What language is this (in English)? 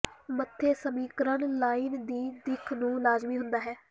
Punjabi